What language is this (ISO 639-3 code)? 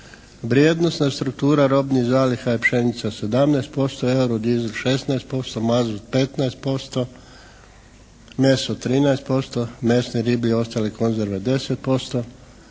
hrv